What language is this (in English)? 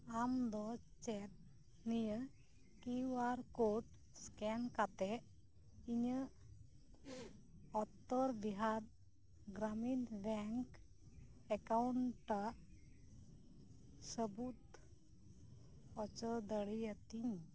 Santali